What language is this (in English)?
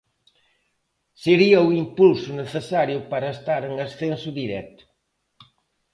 Galician